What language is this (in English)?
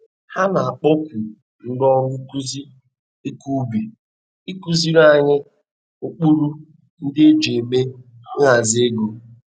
Igbo